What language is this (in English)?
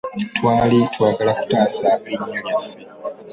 Ganda